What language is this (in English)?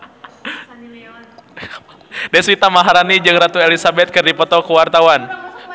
Sundanese